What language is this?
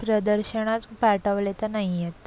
Marathi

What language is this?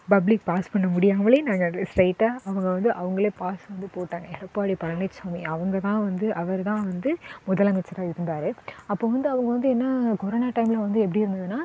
Tamil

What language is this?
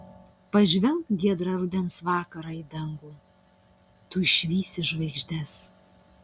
Lithuanian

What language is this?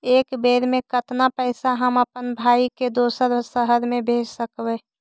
Magahi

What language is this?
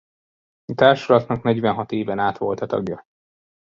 Hungarian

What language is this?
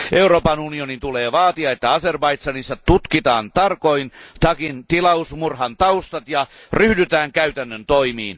Finnish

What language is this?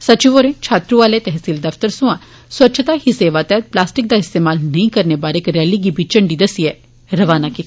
Dogri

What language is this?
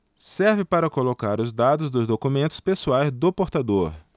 Portuguese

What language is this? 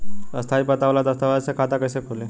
Bhojpuri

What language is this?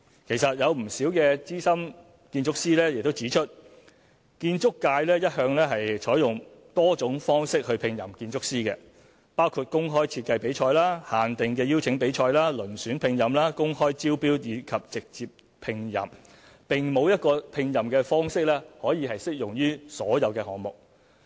Cantonese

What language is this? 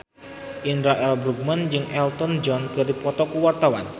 Sundanese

